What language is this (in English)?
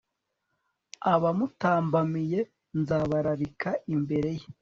Kinyarwanda